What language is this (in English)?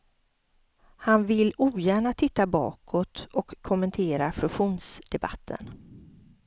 Swedish